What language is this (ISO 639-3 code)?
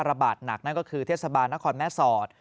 tha